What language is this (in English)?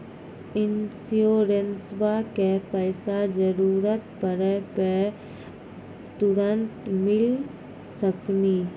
Maithili